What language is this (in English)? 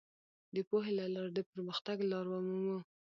Pashto